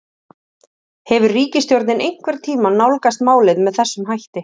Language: Icelandic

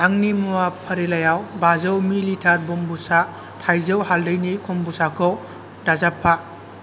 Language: Bodo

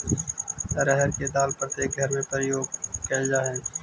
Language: Magahi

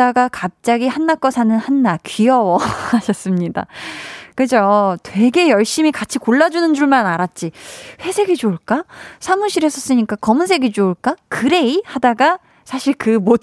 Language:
Korean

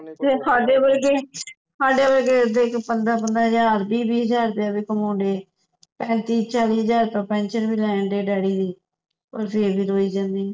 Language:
Punjabi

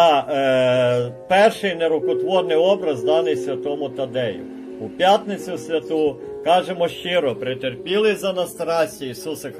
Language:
Ukrainian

